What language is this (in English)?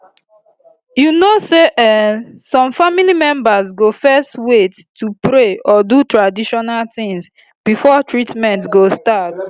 Nigerian Pidgin